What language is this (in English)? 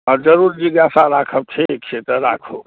Maithili